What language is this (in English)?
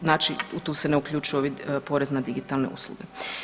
Croatian